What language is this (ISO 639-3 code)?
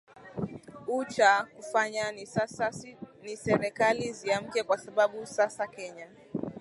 swa